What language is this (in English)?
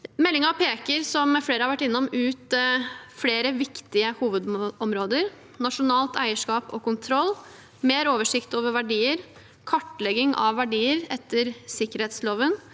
Norwegian